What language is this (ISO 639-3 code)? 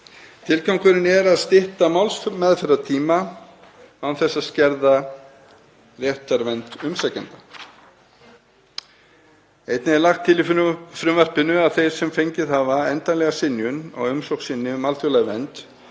isl